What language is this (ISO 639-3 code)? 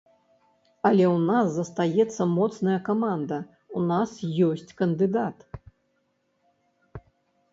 bel